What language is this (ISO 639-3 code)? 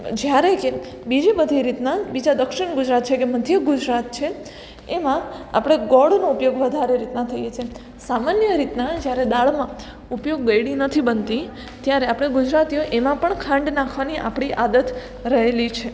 guj